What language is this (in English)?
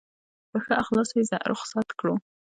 Pashto